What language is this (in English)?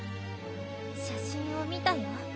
Japanese